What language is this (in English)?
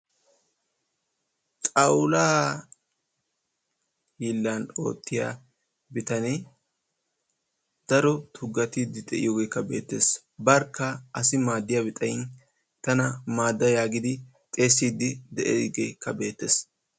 Wolaytta